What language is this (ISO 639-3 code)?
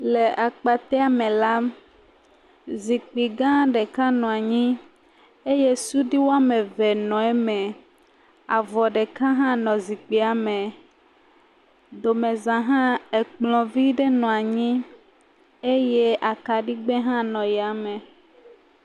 ewe